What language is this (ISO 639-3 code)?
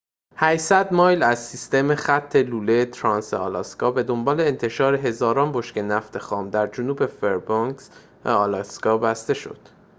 fas